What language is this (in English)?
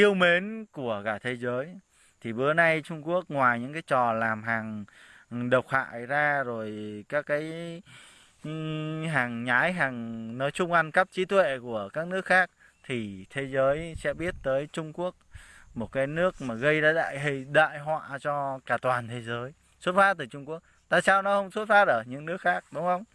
Vietnamese